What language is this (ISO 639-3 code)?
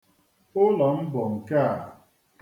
ibo